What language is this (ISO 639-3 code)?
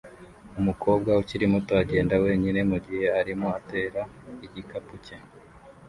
kin